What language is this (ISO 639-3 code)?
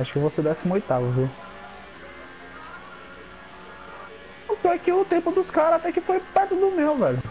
por